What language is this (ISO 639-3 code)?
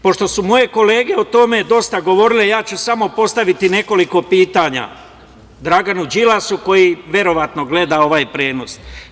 srp